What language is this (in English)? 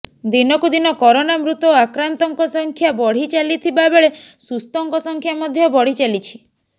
Odia